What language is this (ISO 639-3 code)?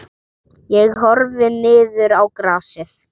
isl